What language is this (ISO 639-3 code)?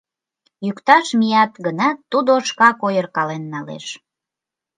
chm